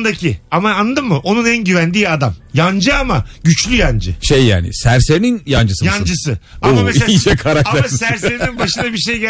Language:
Turkish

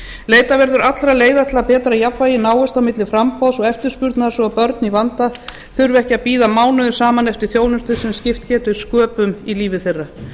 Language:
Icelandic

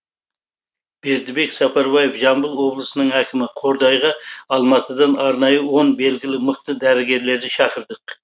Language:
Kazakh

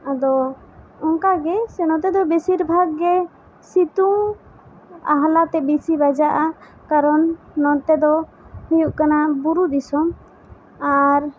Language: Santali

